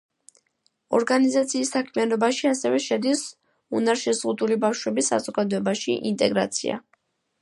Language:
Georgian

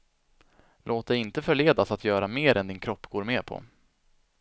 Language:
Swedish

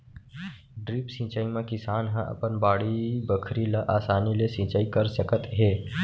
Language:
Chhattisgarhi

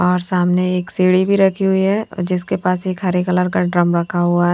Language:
Hindi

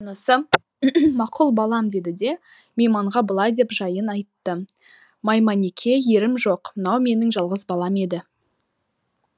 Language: Kazakh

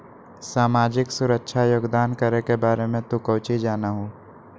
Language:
Magahi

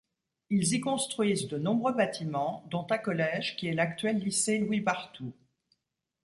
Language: French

